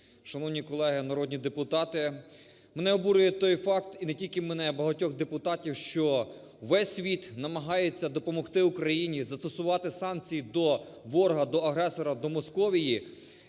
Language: Ukrainian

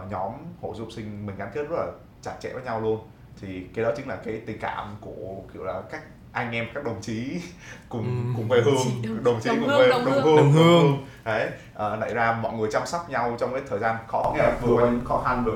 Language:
Vietnamese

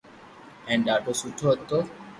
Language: Loarki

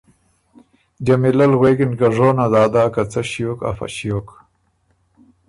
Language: Ormuri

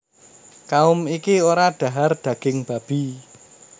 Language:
Javanese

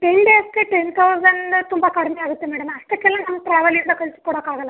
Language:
Kannada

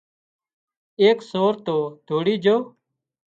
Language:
Wadiyara Koli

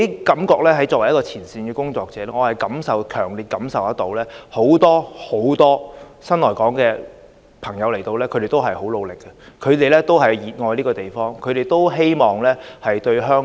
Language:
Cantonese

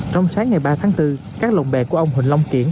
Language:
Vietnamese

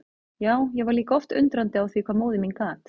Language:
Icelandic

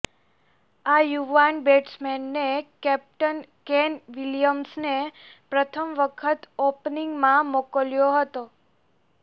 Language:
Gujarati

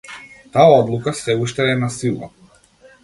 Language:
Macedonian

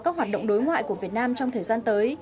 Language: Vietnamese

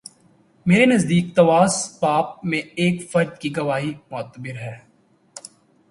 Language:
Urdu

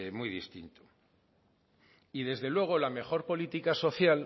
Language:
Spanish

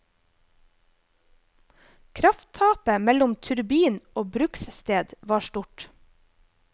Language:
Norwegian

